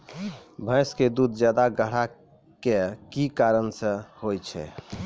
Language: Maithili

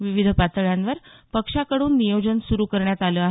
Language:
Marathi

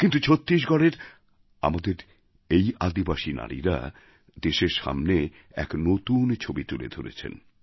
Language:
Bangla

